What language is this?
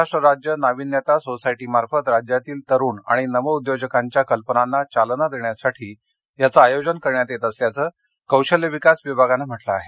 Marathi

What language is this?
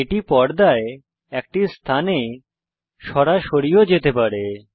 Bangla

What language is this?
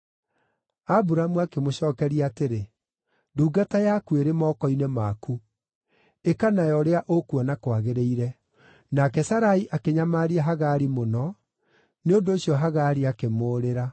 Kikuyu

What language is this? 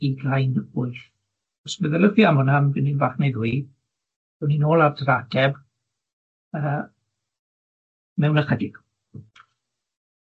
Welsh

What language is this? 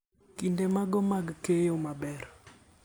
Luo (Kenya and Tanzania)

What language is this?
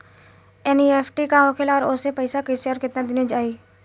Bhojpuri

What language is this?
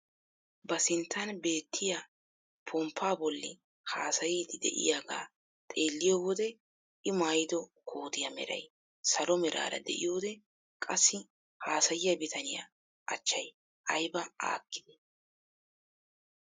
Wolaytta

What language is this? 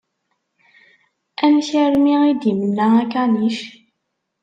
Kabyle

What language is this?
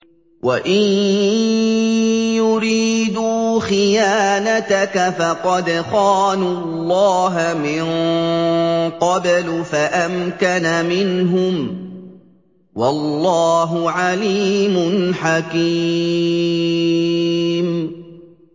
Arabic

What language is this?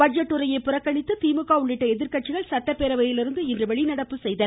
Tamil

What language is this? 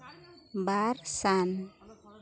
Santali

